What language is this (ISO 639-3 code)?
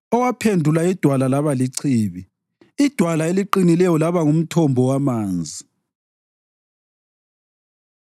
nde